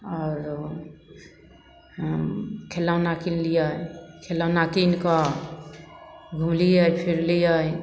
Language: Maithili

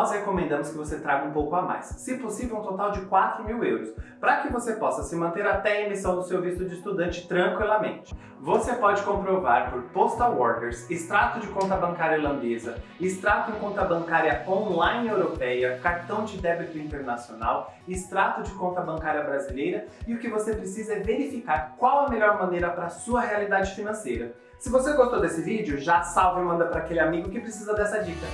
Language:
Portuguese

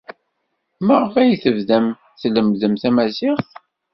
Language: Kabyle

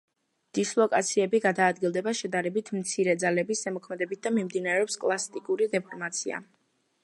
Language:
Georgian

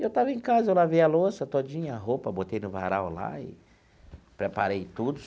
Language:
Portuguese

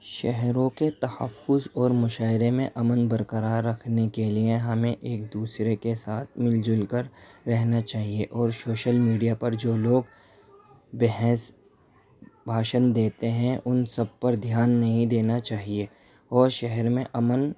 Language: Urdu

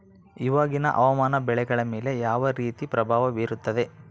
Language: Kannada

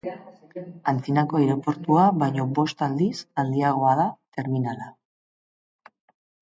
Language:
Basque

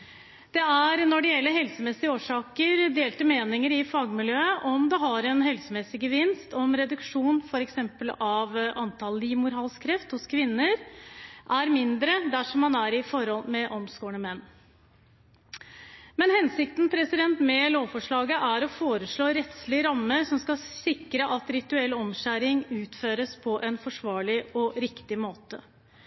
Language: Norwegian Bokmål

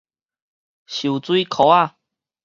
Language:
Min Nan Chinese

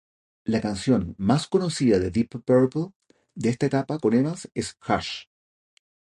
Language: Spanish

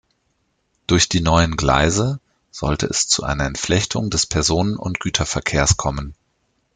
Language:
German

